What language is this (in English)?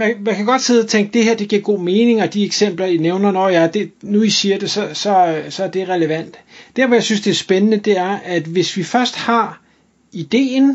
Danish